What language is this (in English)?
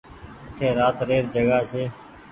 Goaria